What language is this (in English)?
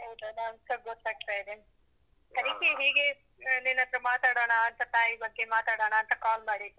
Kannada